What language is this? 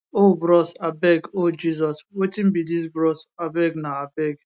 Nigerian Pidgin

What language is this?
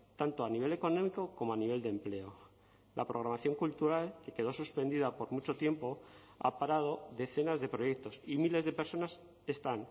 Spanish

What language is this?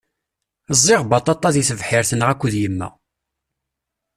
Kabyle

